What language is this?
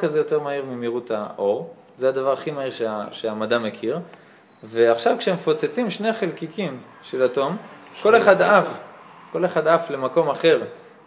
Hebrew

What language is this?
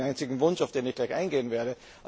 German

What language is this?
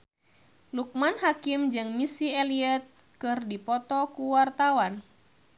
Sundanese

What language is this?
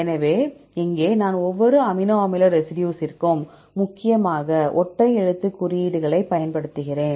Tamil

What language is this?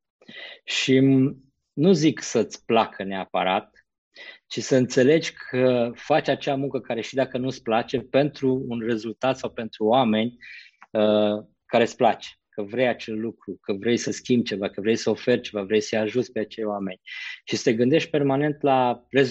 Romanian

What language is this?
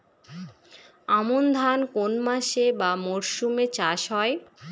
Bangla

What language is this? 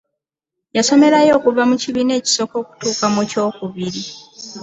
Ganda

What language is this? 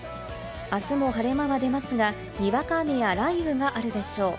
Japanese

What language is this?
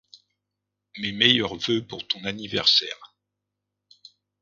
French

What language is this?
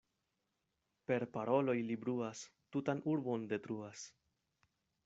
Esperanto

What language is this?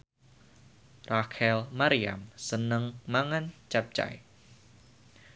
Javanese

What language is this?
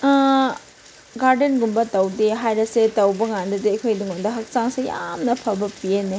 Manipuri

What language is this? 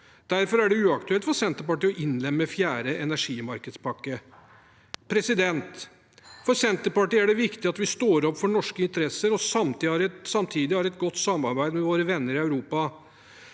Norwegian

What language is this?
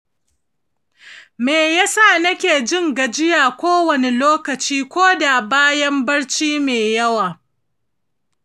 Hausa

